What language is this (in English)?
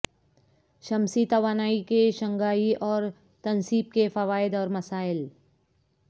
Urdu